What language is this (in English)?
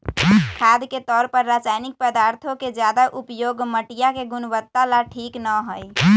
Magahi